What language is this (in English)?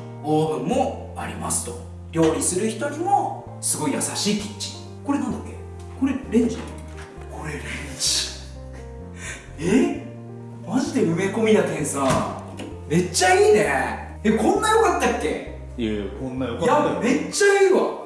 Japanese